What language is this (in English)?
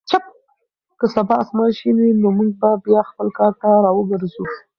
Pashto